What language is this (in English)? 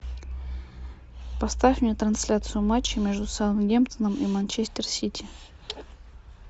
Russian